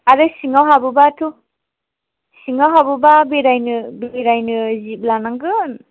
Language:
Bodo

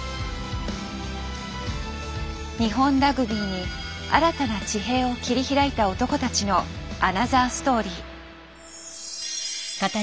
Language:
Japanese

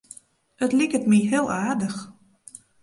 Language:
Western Frisian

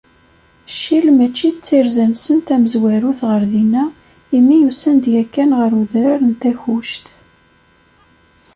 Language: Kabyle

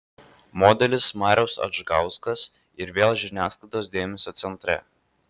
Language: Lithuanian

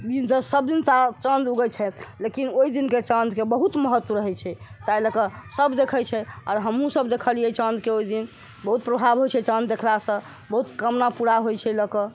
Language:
Maithili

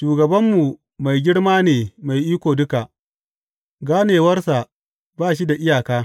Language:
Hausa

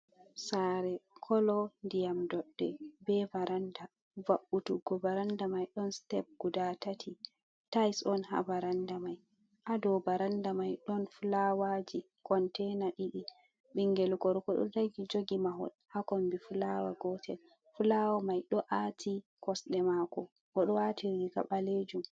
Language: Fula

